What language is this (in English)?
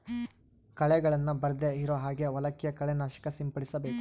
Kannada